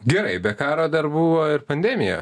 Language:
Lithuanian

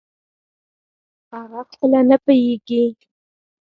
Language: Pashto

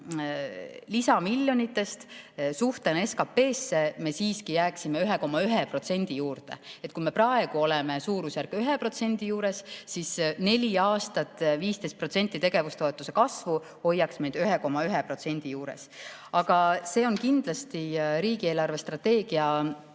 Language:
Estonian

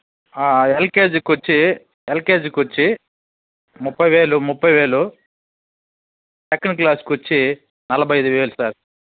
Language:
Telugu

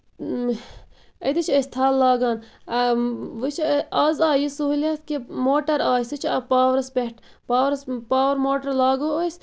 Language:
Kashmiri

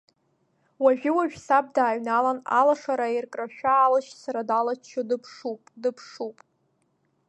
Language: Abkhazian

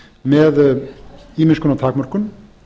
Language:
Icelandic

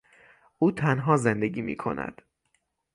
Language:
Persian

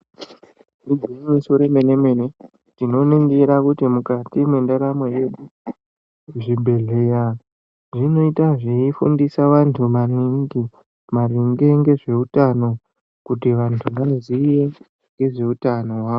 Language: Ndau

